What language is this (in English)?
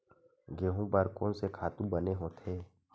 Chhattisgarhi